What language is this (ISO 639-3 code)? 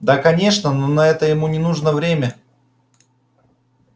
rus